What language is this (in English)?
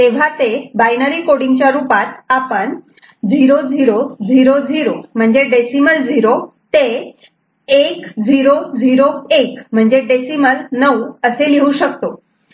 Marathi